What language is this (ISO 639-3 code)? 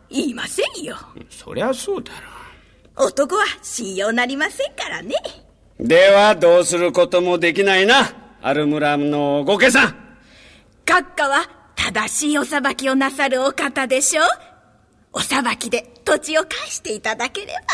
jpn